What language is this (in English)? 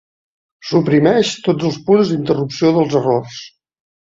Catalan